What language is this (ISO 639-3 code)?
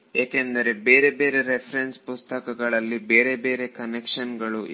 kan